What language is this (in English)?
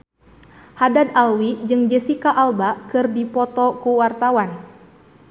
Sundanese